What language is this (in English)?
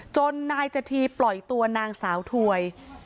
Thai